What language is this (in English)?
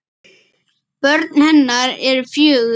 Icelandic